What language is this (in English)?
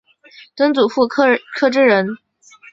Chinese